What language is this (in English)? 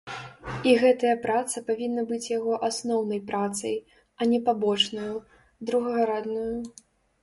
Belarusian